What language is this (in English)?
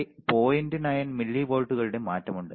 Malayalam